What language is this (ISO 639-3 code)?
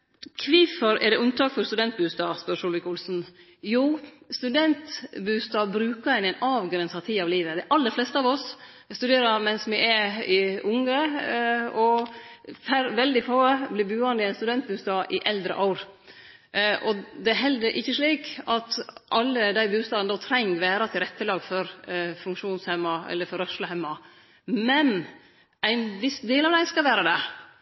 nno